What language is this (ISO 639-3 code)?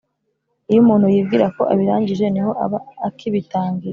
kin